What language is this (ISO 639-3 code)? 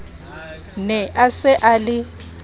sot